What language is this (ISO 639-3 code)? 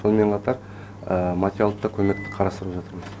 kaz